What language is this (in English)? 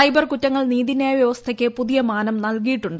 Malayalam